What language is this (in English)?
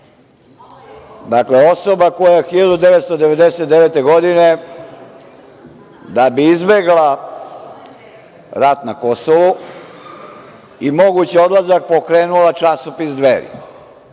Serbian